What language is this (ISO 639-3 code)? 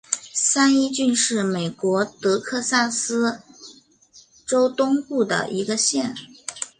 zho